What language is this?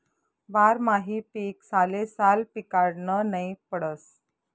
Marathi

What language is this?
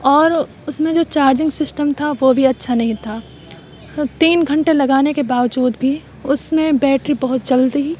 Urdu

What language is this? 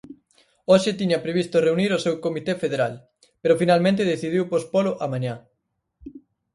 Galician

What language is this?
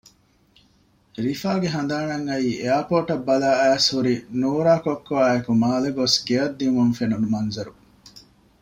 Divehi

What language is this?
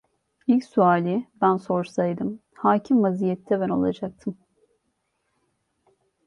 Turkish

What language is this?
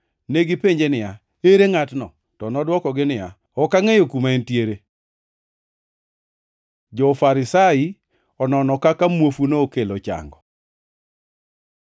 Luo (Kenya and Tanzania)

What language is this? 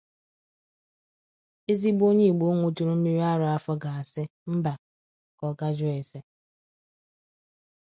Igbo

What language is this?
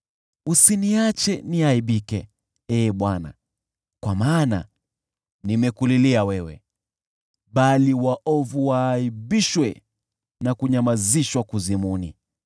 Swahili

